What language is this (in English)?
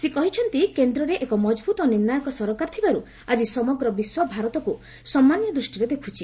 Odia